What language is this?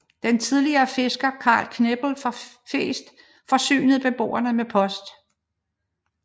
Danish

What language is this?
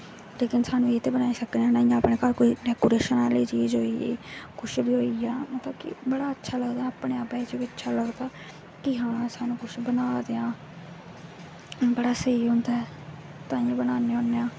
Dogri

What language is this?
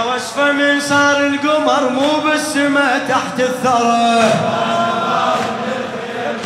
Arabic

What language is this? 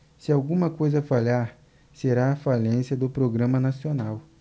Portuguese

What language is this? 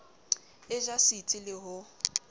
Southern Sotho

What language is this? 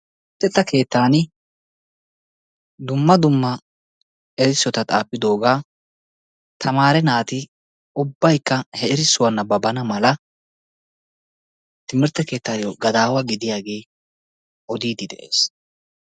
Wolaytta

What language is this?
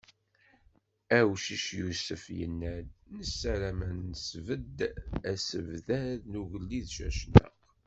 Kabyle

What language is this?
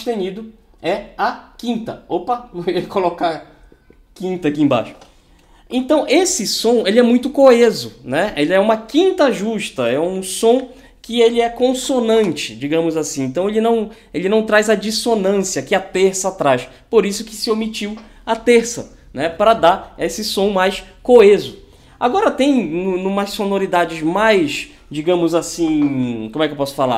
Portuguese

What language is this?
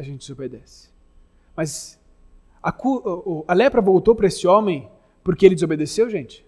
Portuguese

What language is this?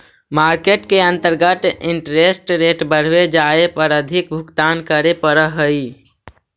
Magahi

